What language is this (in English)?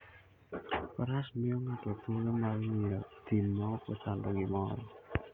Luo (Kenya and Tanzania)